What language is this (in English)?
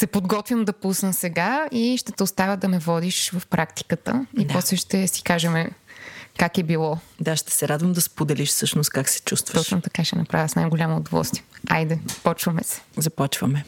Bulgarian